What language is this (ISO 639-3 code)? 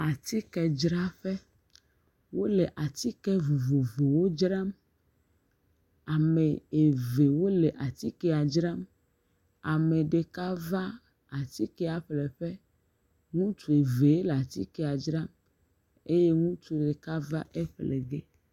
ewe